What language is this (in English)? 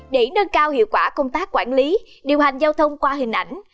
Vietnamese